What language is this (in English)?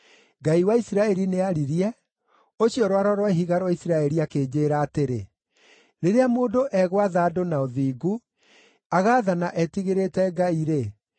Kikuyu